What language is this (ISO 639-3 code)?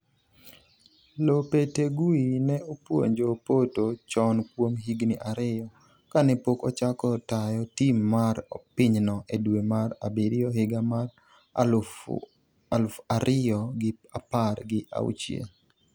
luo